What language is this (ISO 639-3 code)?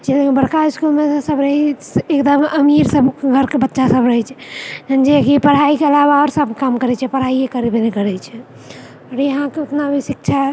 mai